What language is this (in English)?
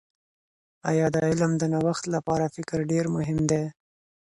Pashto